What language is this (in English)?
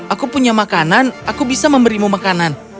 Indonesian